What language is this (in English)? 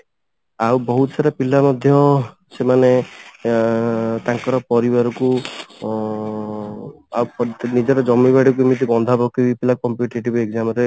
Odia